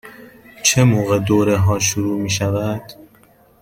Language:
Persian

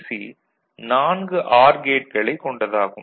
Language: Tamil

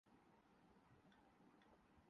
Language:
Urdu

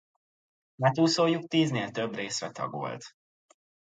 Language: Hungarian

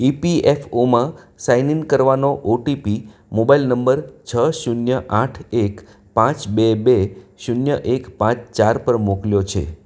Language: Gujarati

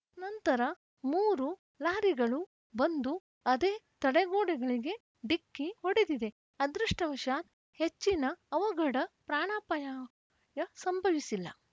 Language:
Kannada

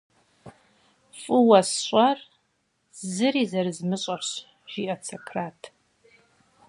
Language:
Kabardian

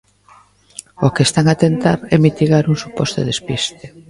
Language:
Galician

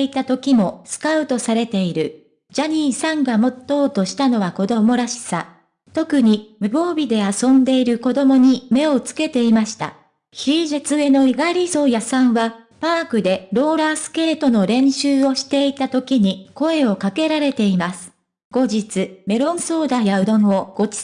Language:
Japanese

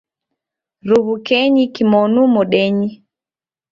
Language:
Taita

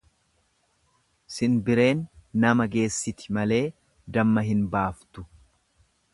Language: Oromo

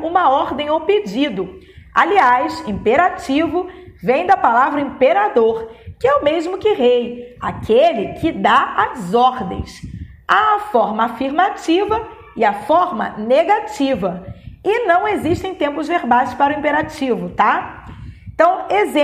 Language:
Portuguese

